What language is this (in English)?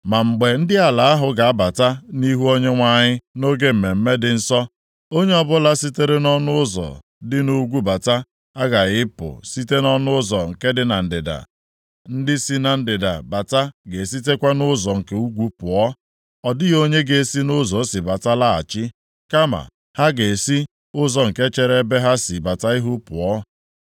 Igbo